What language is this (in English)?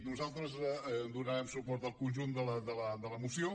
Catalan